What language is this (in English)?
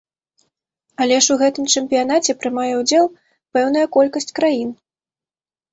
Belarusian